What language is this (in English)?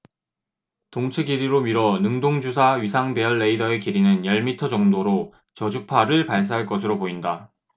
Korean